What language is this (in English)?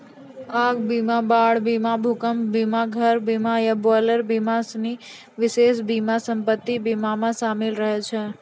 Maithili